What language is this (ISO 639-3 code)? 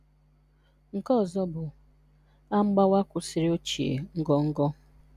ibo